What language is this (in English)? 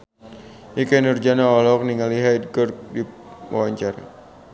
Sundanese